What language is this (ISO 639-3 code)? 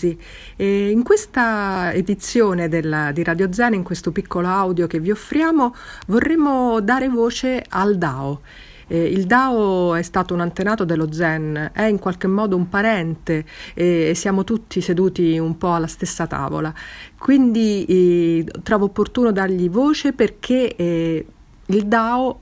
ita